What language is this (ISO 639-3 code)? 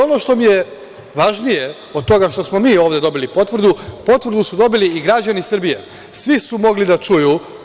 srp